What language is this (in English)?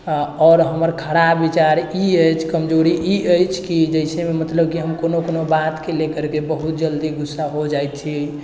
Maithili